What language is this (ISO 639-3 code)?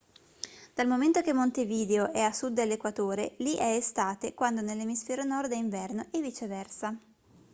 ita